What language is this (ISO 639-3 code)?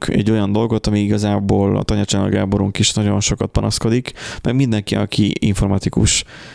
hun